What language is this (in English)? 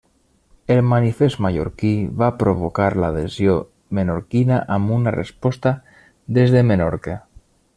Catalan